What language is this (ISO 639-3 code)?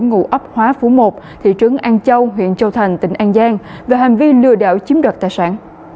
vie